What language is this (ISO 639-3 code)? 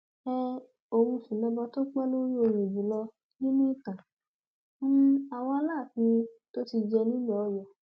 yor